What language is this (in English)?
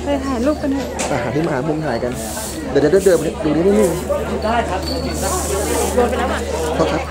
Thai